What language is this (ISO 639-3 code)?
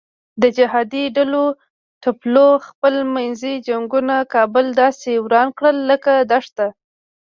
pus